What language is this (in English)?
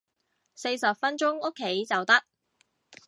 Cantonese